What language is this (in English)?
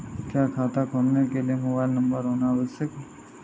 Hindi